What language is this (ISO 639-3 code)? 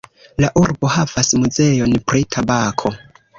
epo